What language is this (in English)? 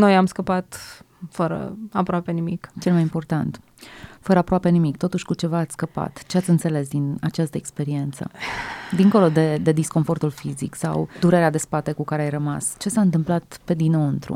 Romanian